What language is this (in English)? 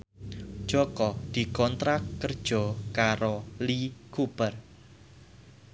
Javanese